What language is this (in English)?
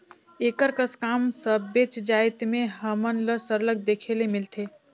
Chhattisgarhi